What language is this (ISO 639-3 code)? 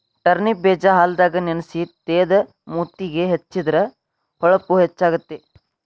kan